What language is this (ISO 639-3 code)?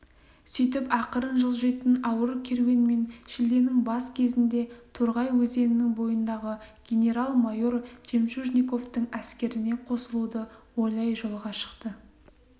kaz